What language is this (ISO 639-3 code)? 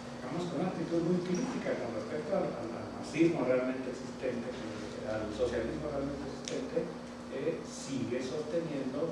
spa